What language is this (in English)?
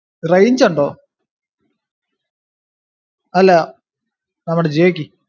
Malayalam